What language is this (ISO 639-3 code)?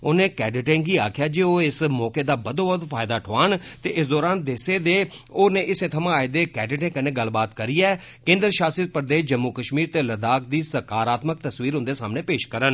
doi